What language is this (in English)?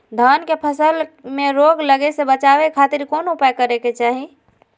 Magahi